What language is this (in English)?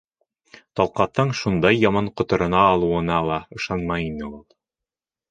Bashkir